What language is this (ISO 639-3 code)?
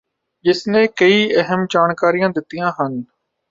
pan